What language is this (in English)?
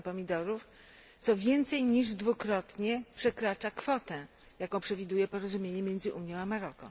Polish